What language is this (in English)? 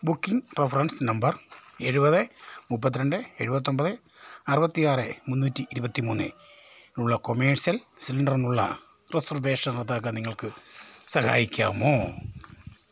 Malayalam